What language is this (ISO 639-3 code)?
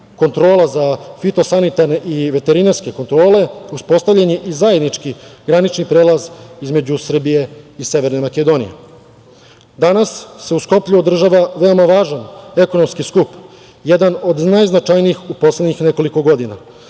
srp